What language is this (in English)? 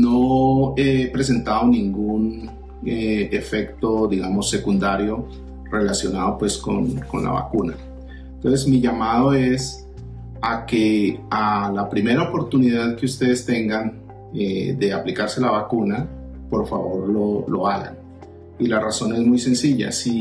Spanish